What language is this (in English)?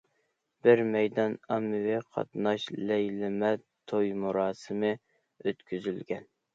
Uyghur